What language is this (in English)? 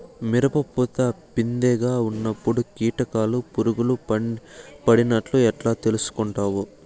Telugu